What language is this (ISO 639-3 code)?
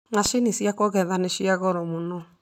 kik